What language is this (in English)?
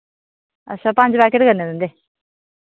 Dogri